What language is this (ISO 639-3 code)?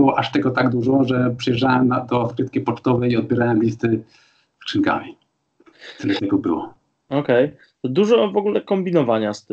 pol